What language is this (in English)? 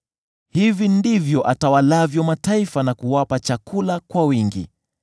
Swahili